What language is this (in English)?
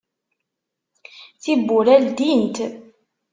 Kabyle